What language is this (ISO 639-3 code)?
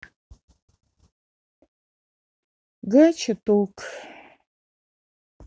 rus